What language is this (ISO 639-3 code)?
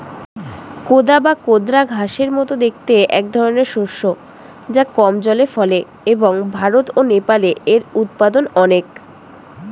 ben